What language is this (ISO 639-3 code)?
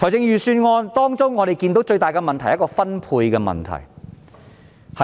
yue